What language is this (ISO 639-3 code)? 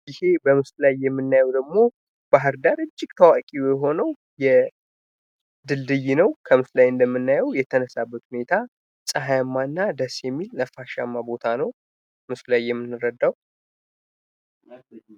amh